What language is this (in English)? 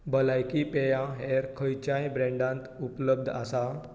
Konkani